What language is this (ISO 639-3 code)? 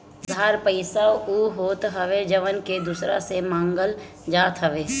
bho